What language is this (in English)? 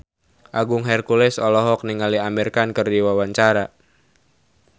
Sundanese